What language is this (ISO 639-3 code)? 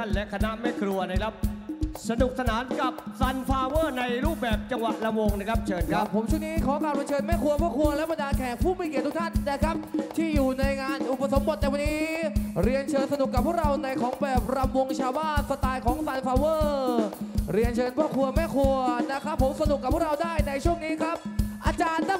tha